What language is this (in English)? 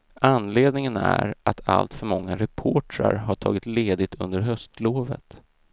Swedish